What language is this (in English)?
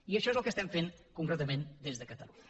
Catalan